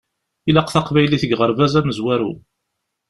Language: Kabyle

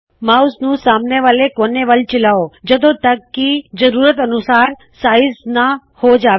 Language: Punjabi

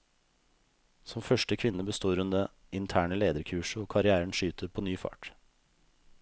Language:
Norwegian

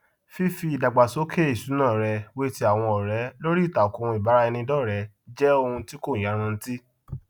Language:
Yoruba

